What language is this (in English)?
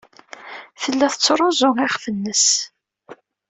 Kabyle